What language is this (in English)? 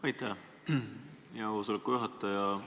Estonian